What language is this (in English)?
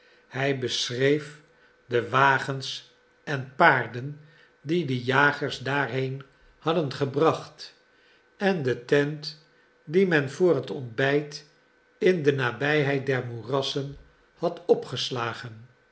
Dutch